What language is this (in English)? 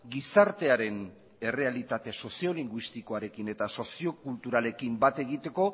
Basque